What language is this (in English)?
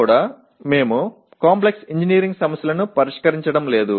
Telugu